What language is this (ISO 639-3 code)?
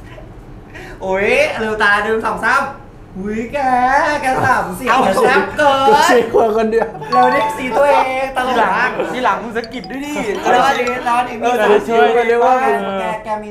tha